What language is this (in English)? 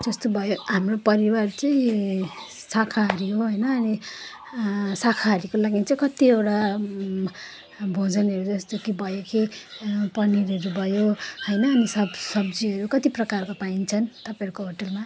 Nepali